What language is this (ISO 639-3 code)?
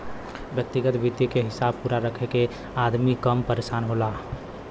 bho